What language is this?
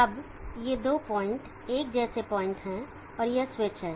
Hindi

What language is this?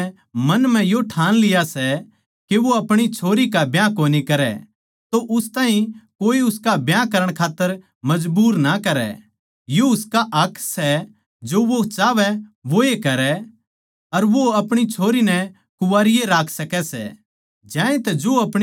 Haryanvi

